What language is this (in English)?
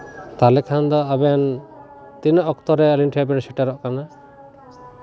Santali